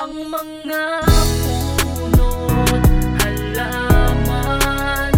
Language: Filipino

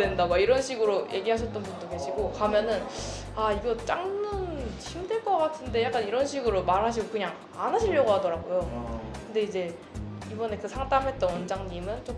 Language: Korean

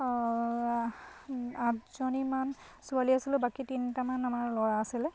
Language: Assamese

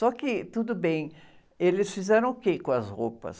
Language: Portuguese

